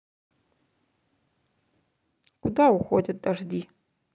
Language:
Russian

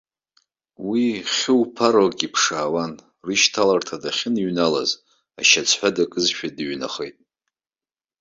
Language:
Abkhazian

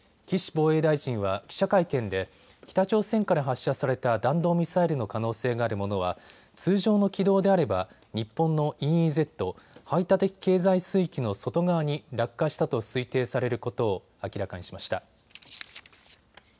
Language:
Japanese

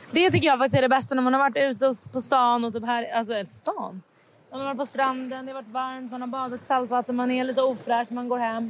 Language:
Swedish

